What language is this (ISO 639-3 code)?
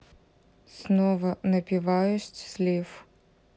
rus